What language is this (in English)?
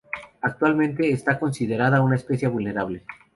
Spanish